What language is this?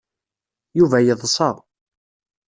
Kabyle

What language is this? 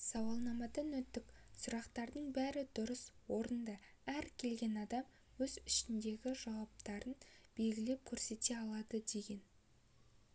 Kazakh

